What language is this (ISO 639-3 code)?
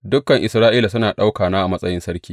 hau